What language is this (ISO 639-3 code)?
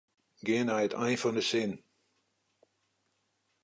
fry